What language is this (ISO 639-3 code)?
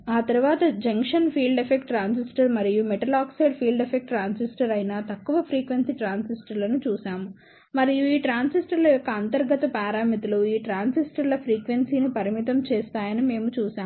tel